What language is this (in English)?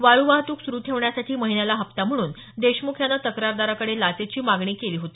Marathi